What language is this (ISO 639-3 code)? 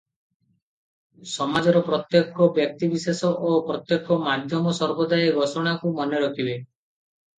ori